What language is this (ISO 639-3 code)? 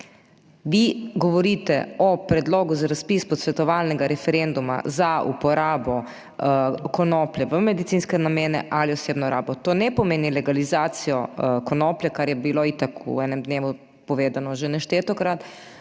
slv